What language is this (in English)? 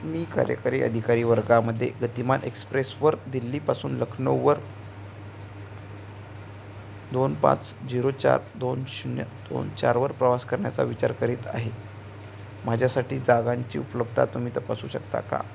Marathi